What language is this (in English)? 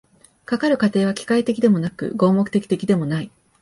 Japanese